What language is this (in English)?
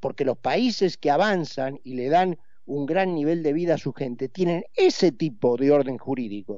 Spanish